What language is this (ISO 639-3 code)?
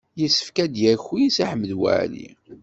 kab